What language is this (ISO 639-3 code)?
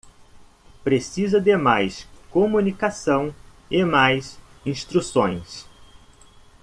por